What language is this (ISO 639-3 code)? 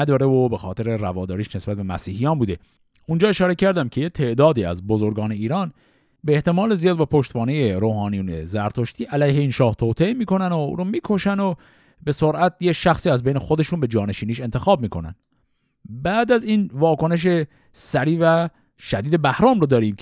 fas